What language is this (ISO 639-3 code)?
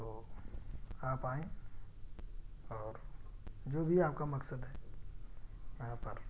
urd